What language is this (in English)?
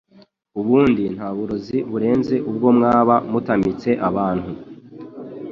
Kinyarwanda